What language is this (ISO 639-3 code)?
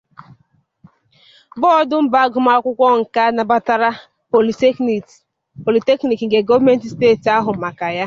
ibo